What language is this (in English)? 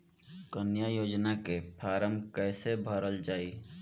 Bhojpuri